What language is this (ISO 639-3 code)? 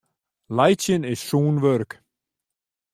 fry